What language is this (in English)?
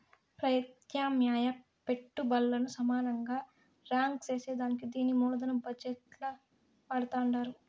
Telugu